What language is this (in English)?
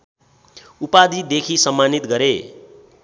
Nepali